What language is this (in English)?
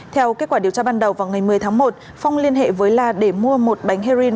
Vietnamese